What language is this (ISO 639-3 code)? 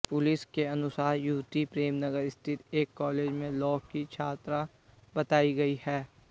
hin